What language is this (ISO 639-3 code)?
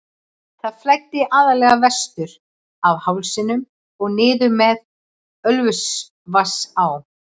isl